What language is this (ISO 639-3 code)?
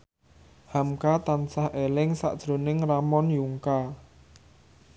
jav